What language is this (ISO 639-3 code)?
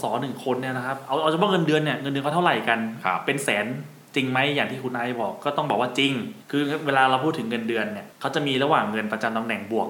tha